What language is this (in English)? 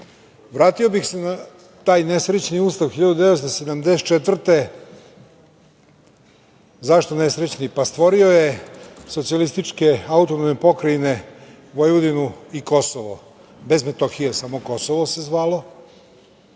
Serbian